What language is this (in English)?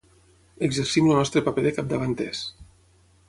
Catalan